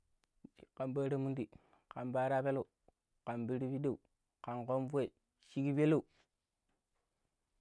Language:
Pero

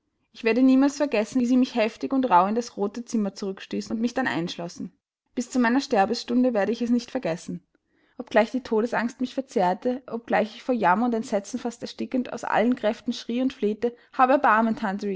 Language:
German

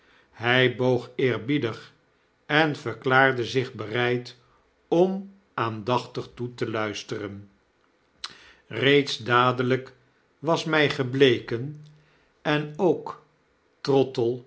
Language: Dutch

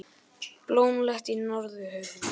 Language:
Icelandic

